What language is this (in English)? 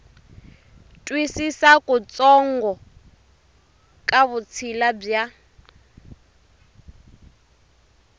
Tsonga